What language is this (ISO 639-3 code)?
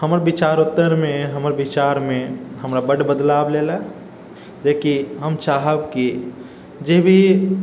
mai